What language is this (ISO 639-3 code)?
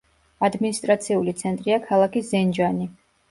kat